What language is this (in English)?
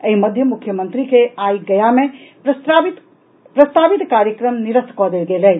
Maithili